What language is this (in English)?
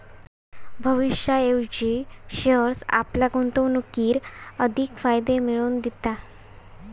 Marathi